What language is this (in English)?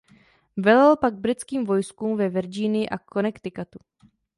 Czech